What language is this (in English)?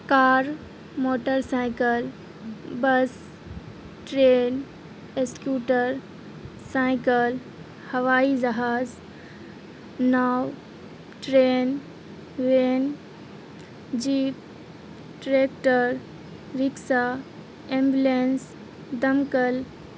Urdu